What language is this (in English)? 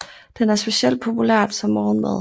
Danish